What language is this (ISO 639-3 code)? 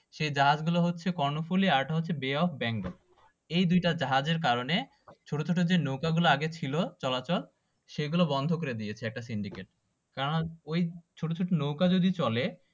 ben